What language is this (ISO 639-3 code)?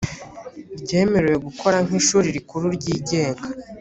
kin